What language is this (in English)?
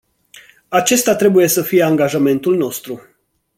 Romanian